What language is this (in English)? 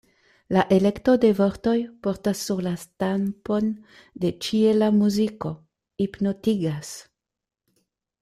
Esperanto